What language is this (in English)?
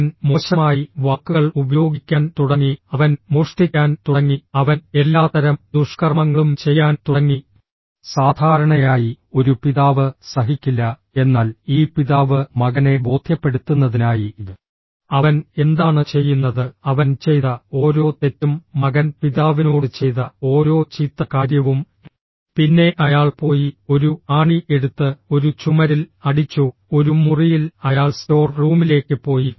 Malayalam